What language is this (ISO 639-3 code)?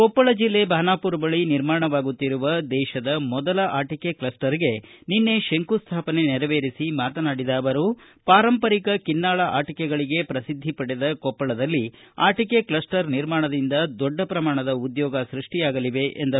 kan